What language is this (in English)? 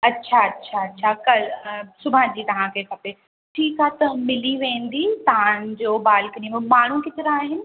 Sindhi